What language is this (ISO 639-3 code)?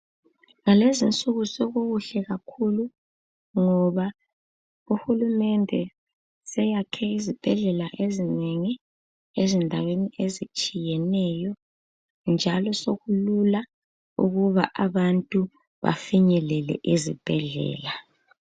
nde